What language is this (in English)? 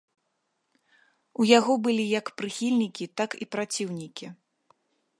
Belarusian